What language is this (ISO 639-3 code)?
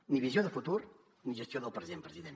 cat